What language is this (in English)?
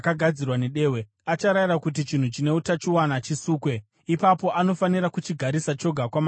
Shona